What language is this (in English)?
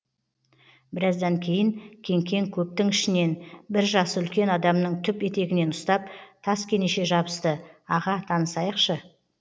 Kazakh